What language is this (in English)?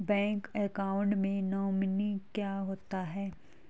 Hindi